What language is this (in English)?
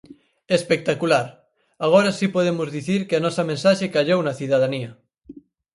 Galician